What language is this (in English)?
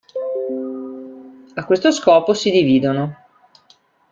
Italian